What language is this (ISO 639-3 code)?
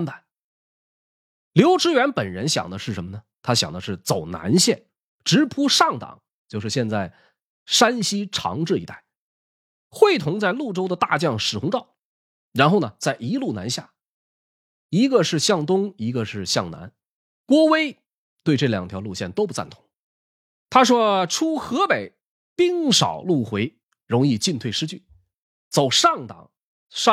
zho